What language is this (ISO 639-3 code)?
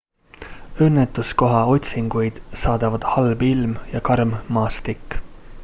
est